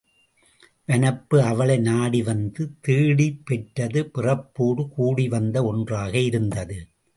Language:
Tamil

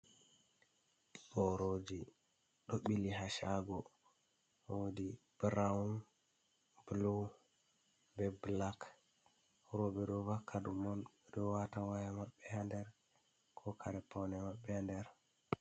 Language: Fula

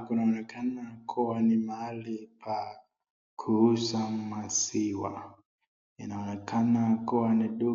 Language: Swahili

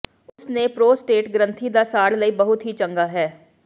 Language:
Punjabi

